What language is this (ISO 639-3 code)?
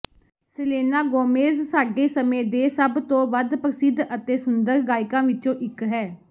pan